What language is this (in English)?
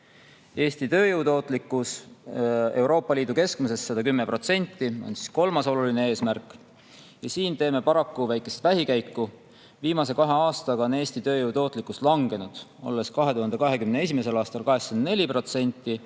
Estonian